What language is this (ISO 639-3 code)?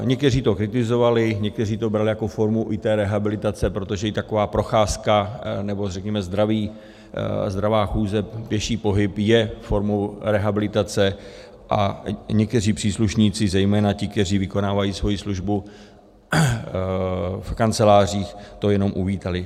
ces